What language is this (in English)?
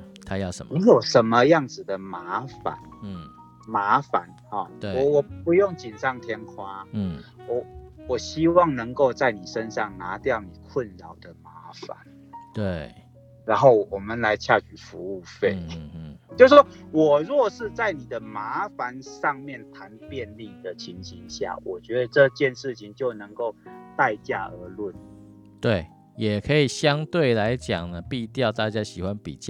Chinese